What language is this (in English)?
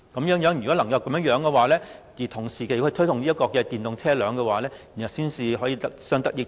Cantonese